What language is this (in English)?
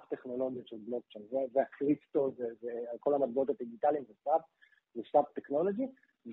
Hebrew